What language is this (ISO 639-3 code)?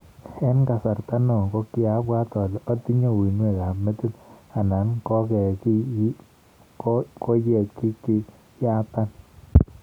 kln